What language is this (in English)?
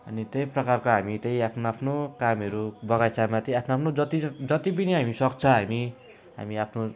Nepali